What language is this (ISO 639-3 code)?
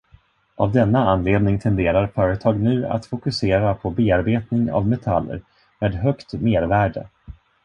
swe